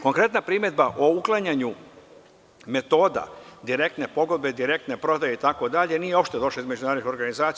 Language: Serbian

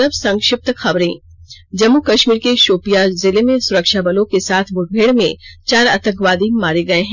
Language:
Hindi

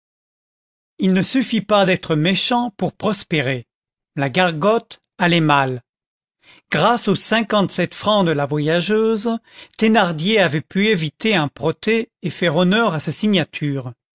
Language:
French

